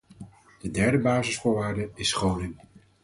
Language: Dutch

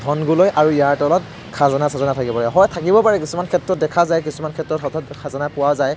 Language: Assamese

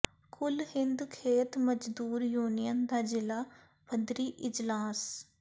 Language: Punjabi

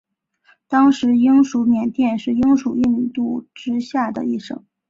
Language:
Chinese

